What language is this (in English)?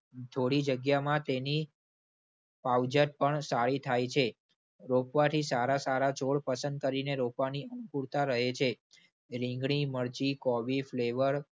Gujarati